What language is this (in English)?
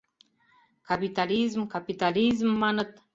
Mari